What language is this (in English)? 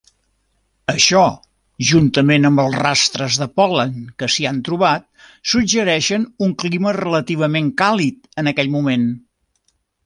Catalan